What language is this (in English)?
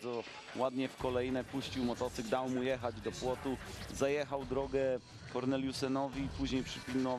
Polish